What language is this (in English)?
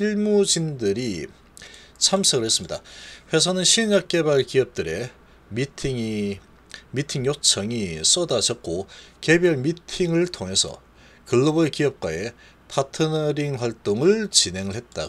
Korean